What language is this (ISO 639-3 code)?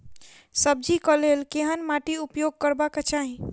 mai